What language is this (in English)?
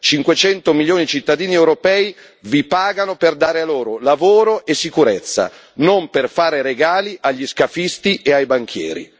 Italian